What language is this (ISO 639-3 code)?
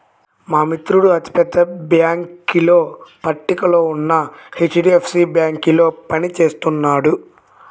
tel